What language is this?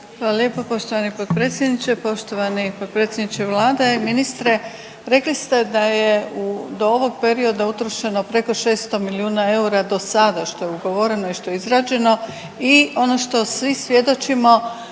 Croatian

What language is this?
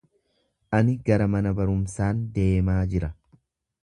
Oromo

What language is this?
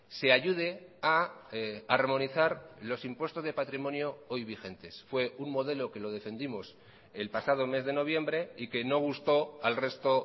Spanish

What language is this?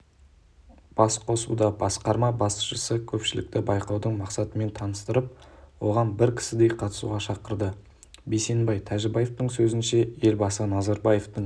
Kazakh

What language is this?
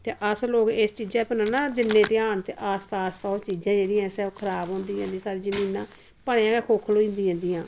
Dogri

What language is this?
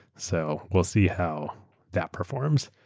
English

